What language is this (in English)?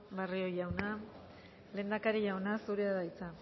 Basque